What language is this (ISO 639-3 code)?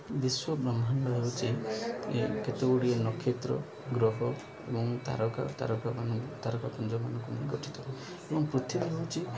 ori